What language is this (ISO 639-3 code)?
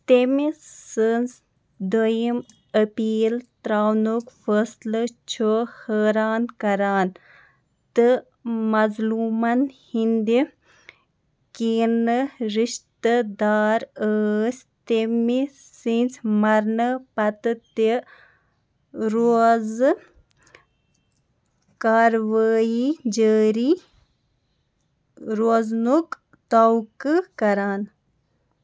kas